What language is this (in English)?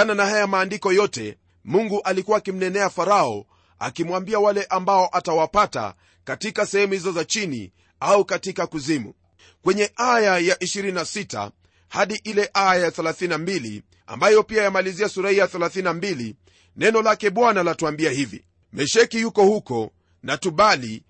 Swahili